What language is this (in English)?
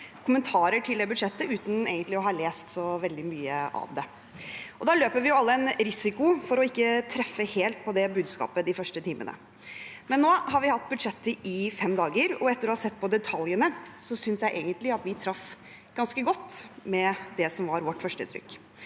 Norwegian